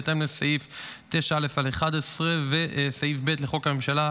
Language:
Hebrew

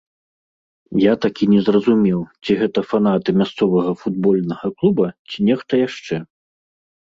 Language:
Belarusian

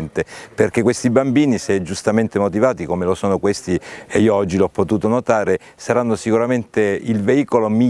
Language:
Italian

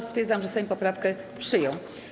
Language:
Polish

